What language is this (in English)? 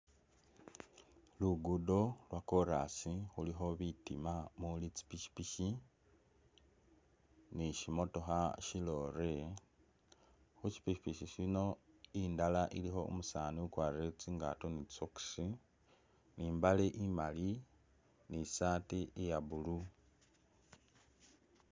Masaaba